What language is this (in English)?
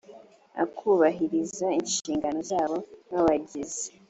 Kinyarwanda